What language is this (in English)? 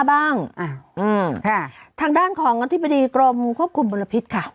Thai